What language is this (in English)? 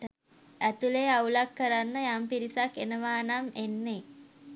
Sinhala